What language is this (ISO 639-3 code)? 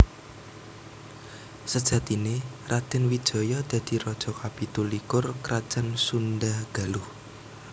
jav